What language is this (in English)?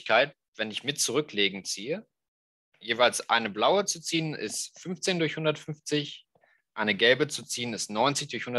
German